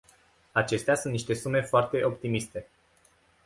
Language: Romanian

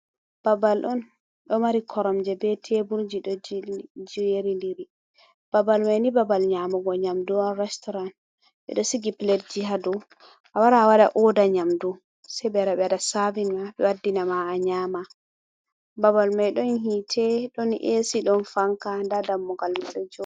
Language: Fula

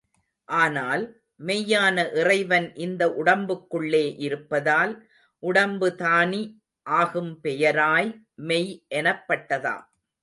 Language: Tamil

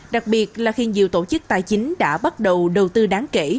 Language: Vietnamese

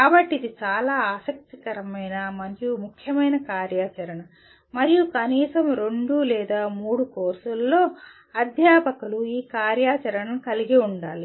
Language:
Telugu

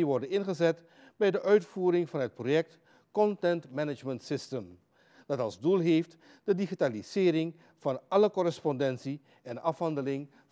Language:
Dutch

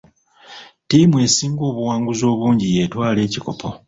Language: Ganda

